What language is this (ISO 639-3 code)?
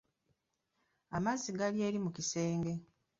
lug